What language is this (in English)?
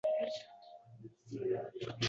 Uzbek